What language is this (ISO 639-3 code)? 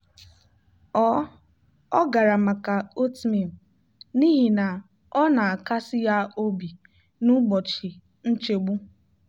ibo